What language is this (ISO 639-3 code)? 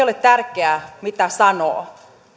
fin